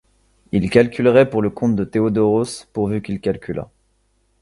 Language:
French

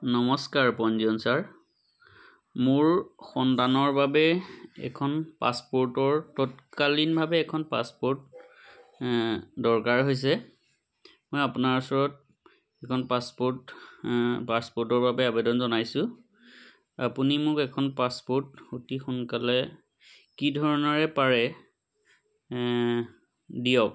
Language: Assamese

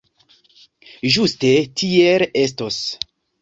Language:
Esperanto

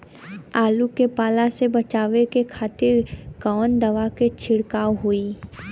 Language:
Bhojpuri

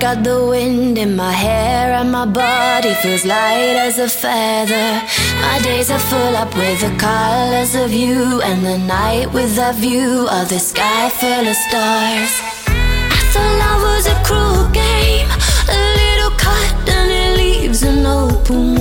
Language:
Arabic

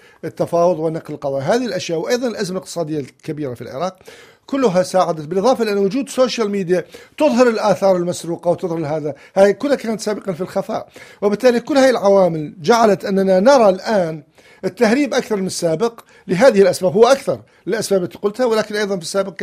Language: Arabic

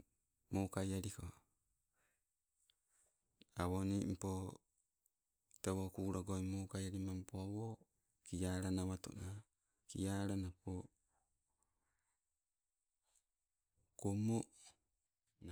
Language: Sibe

